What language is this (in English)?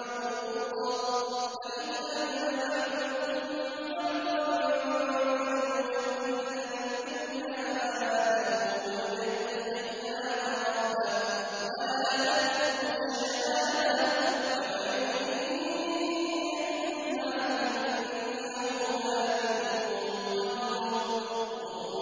Arabic